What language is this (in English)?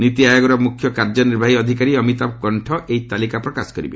Odia